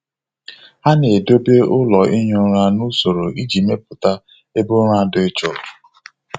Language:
Igbo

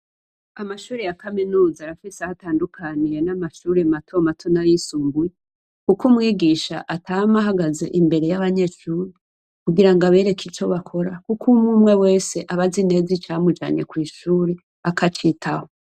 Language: Rundi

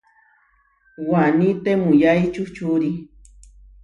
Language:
Huarijio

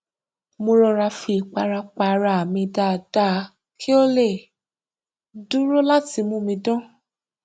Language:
Yoruba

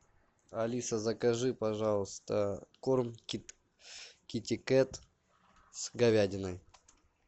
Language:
Russian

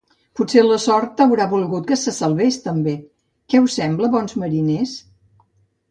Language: Catalan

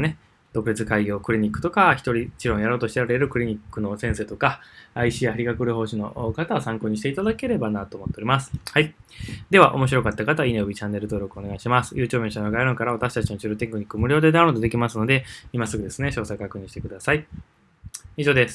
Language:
Japanese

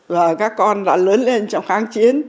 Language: Vietnamese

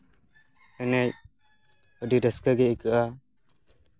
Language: Santali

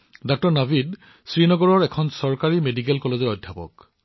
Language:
Assamese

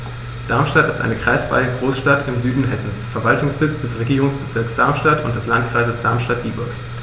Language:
German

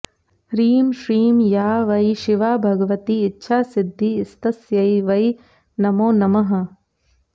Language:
Sanskrit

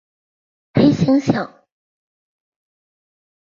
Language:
Chinese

